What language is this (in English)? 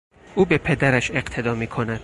Persian